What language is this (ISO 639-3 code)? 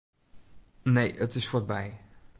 fry